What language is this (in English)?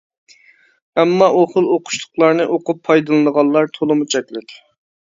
Uyghur